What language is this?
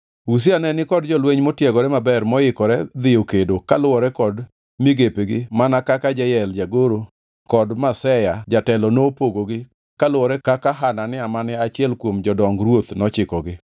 Luo (Kenya and Tanzania)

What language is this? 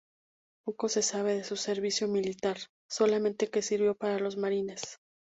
Spanish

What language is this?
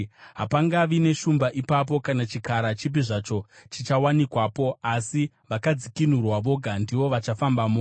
Shona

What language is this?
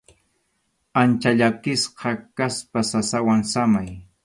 Arequipa-La Unión Quechua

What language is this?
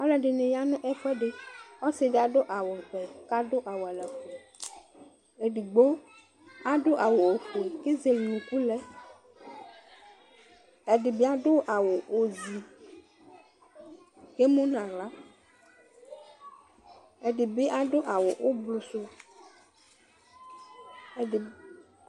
Ikposo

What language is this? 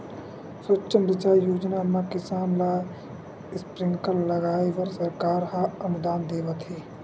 Chhattisgarhi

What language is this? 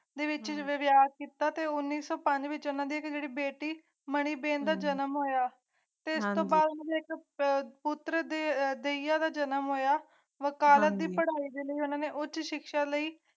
Punjabi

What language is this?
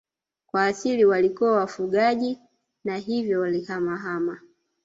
Swahili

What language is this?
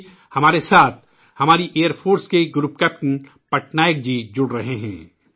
Urdu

